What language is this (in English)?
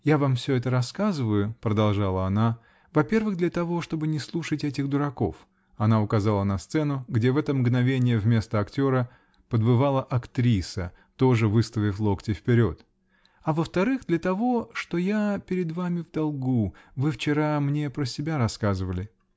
Russian